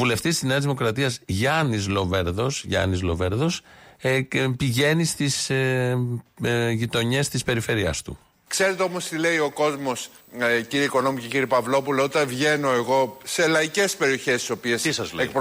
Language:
Greek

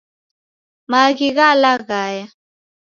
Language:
Taita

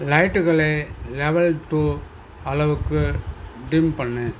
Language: Tamil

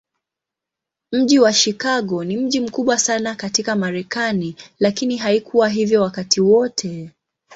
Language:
Swahili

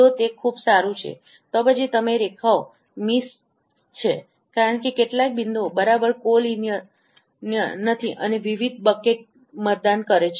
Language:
Gujarati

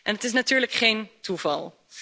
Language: Dutch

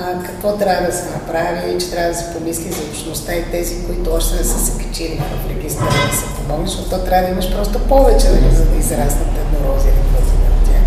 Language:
Bulgarian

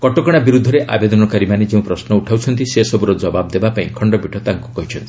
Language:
Odia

